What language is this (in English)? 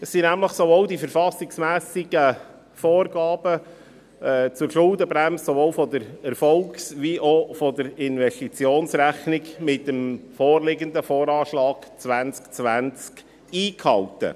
Swiss German